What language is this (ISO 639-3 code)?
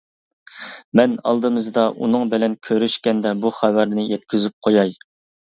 uig